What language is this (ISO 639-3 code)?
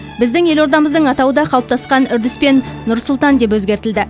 kaz